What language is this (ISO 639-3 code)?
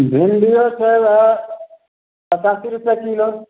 mai